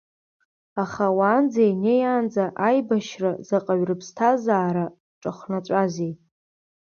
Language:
Abkhazian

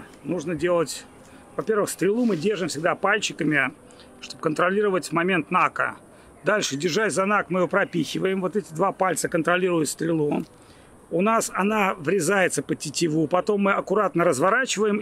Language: Russian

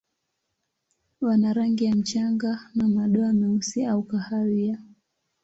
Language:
Swahili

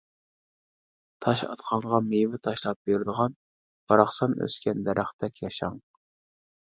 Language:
Uyghur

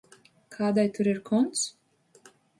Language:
Latvian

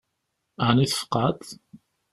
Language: Kabyle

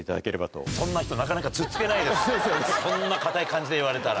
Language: Japanese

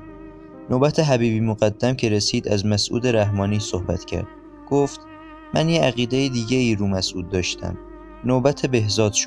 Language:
Persian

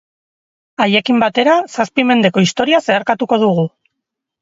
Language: Basque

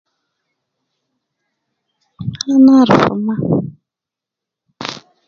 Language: Nubi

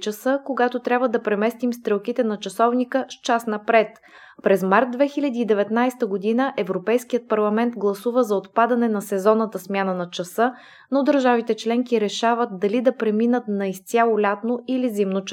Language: Bulgarian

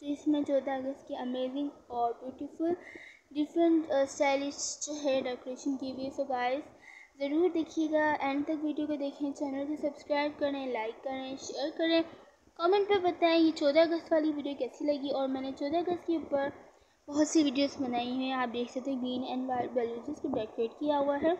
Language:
Hindi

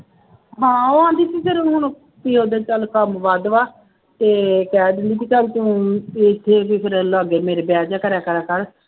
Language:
Punjabi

